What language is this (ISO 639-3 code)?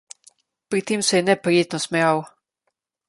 slv